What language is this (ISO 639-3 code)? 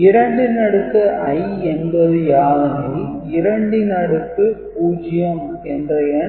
tam